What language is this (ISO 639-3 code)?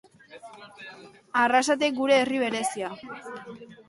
eus